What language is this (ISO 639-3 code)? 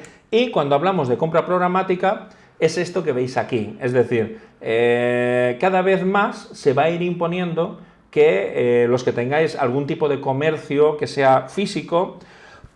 spa